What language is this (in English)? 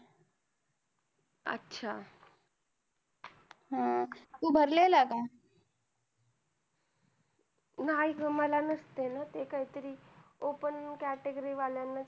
Marathi